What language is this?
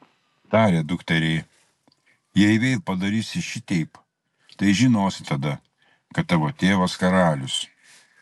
Lithuanian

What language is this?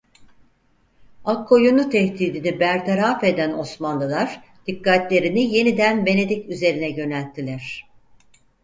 Turkish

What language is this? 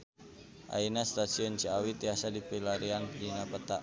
Sundanese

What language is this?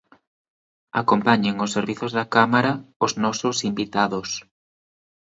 Galician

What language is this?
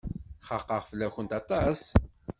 Kabyle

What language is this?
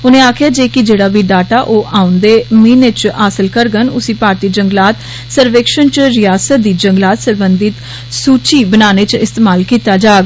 Dogri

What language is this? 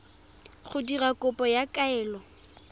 Tswana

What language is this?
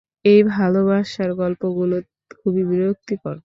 Bangla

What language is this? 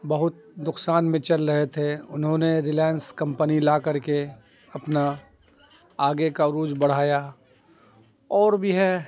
Urdu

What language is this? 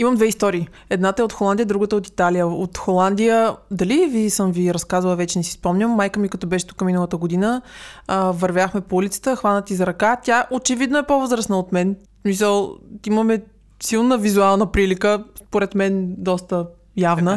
Bulgarian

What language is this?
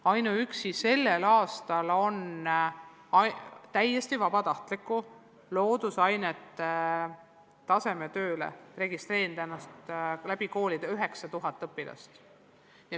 Estonian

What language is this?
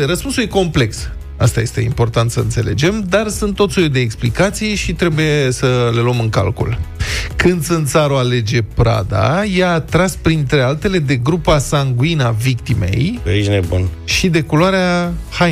Romanian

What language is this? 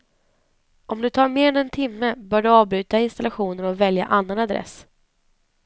Swedish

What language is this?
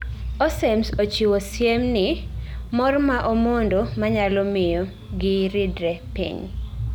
Luo (Kenya and Tanzania)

